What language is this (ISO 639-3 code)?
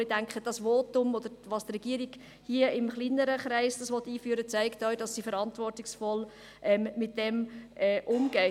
gsw